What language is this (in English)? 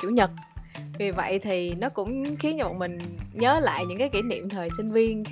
Vietnamese